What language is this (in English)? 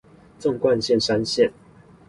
Chinese